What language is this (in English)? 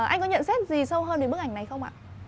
Vietnamese